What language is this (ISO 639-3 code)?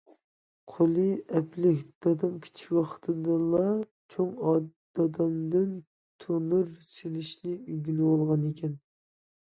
uig